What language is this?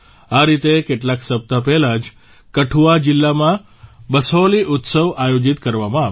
Gujarati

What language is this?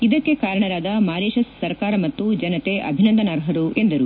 Kannada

